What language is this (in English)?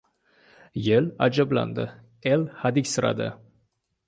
Uzbek